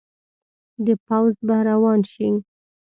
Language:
Pashto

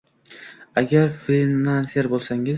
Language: Uzbek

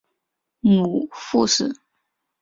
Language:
Chinese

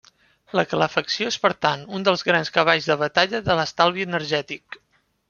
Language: Catalan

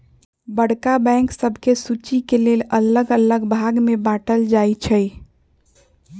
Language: Magahi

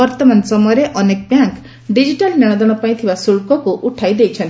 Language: Odia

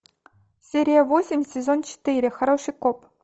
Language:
Russian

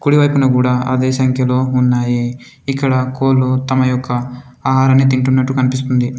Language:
Telugu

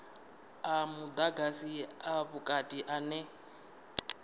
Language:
Venda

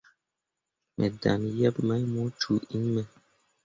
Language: Mundang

